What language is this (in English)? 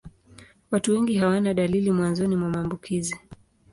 Swahili